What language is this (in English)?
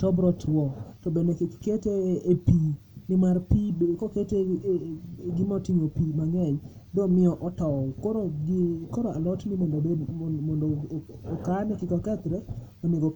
Luo (Kenya and Tanzania)